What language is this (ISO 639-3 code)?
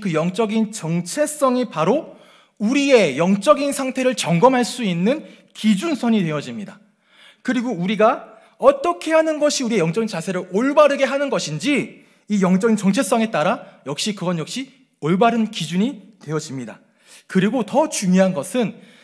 kor